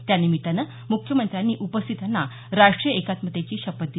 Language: Marathi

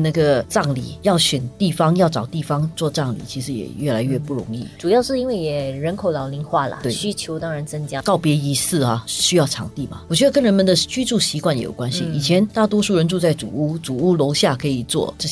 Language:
Chinese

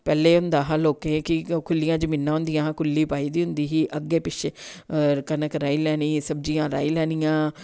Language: Dogri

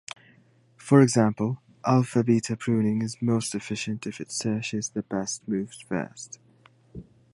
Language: English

